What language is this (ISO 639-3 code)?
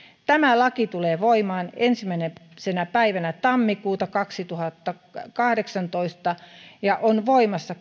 fin